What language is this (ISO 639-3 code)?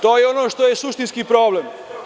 srp